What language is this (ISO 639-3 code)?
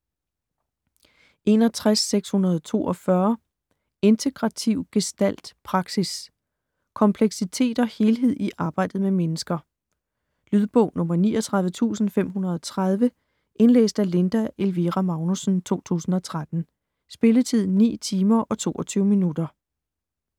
dan